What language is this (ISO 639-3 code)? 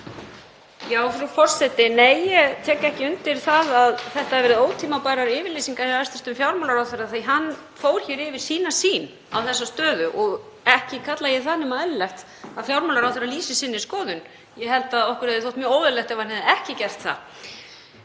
isl